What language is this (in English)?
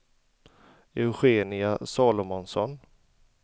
Swedish